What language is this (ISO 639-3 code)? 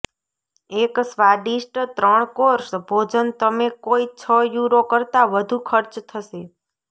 guj